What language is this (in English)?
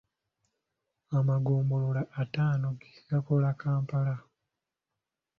Ganda